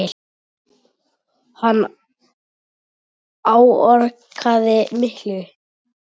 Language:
Icelandic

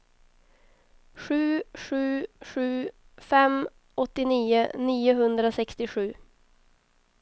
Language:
Swedish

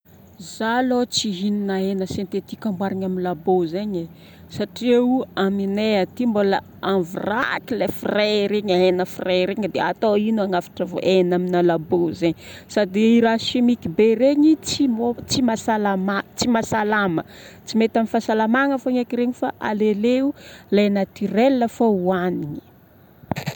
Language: Northern Betsimisaraka Malagasy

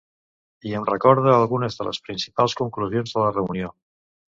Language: Catalan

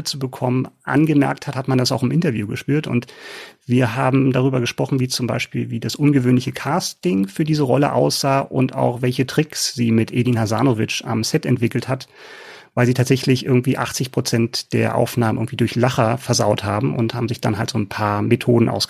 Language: German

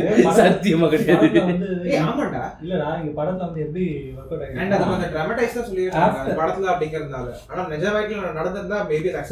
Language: Tamil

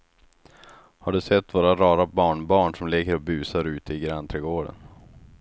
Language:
Swedish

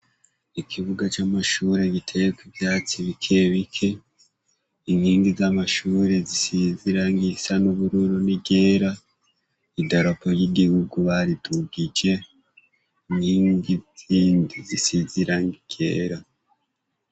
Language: Rundi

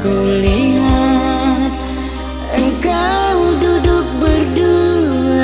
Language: Indonesian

